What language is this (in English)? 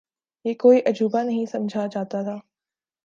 Urdu